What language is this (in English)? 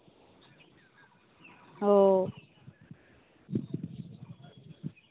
Santali